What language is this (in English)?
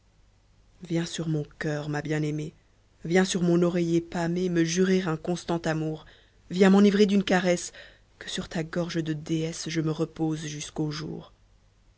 French